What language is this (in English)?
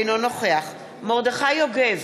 Hebrew